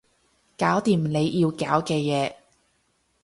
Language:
Cantonese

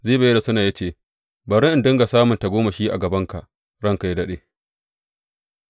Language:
Hausa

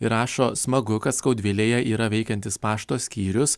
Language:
Lithuanian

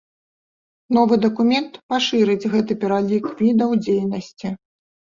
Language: Belarusian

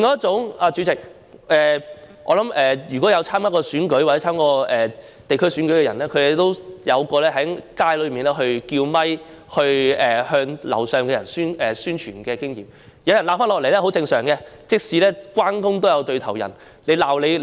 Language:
Cantonese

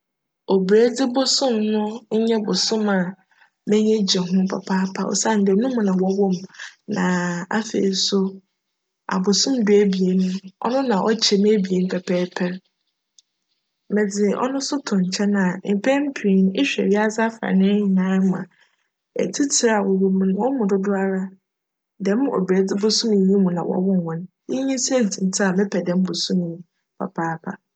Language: Akan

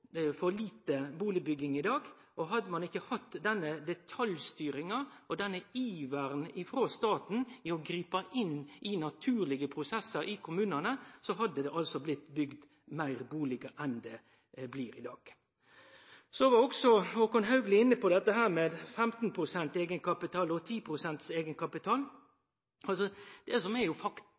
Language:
Norwegian Nynorsk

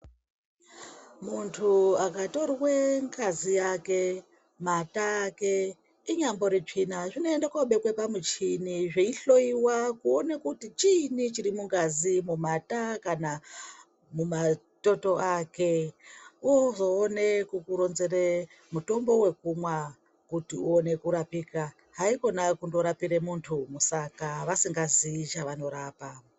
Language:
Ndau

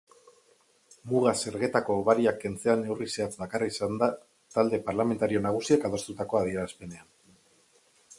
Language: Basque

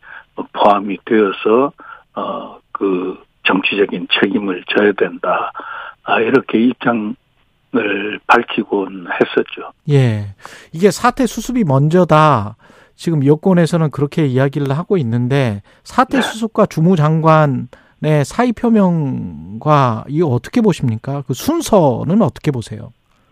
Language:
Korean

